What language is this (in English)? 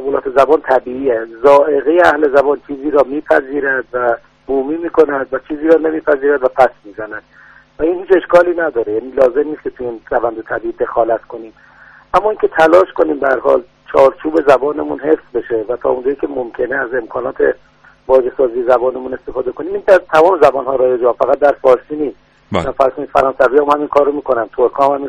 Persian